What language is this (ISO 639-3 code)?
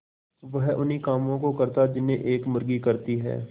hin